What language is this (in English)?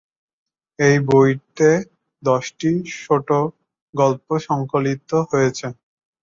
Bangla